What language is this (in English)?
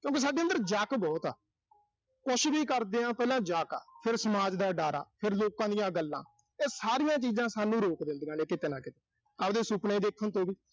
Punjabi